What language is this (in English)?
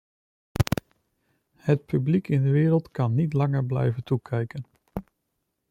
Dutch